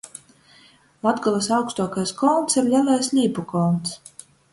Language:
Latgalian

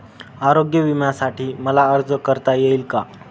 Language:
Marathi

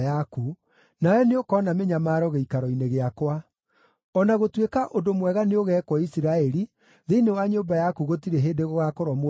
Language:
Kikuyu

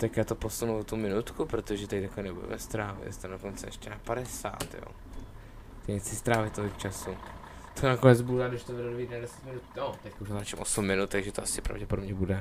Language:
Czech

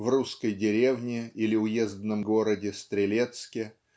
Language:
Russian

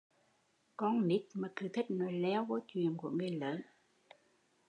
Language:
Vietnamese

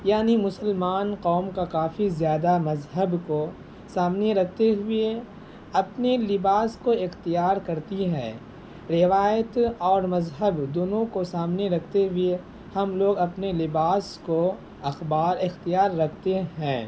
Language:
Urdu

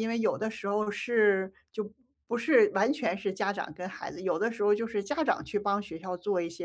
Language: Chinese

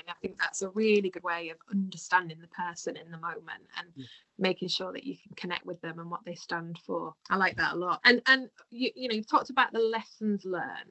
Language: English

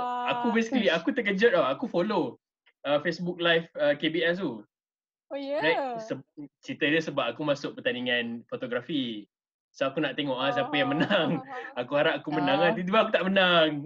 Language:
Malay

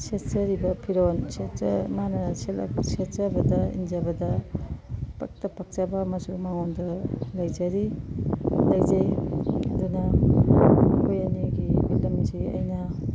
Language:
Manipuri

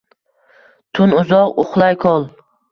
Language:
Uzbek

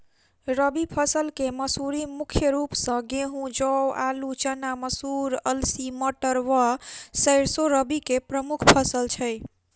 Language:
Maithili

